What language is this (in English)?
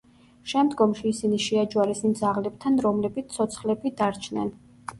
Georgian